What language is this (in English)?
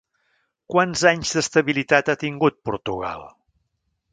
Catalan